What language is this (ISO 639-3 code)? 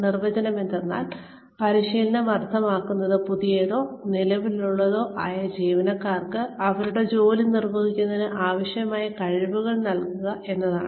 mal